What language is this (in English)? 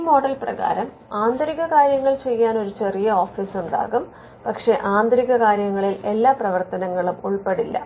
Malayalam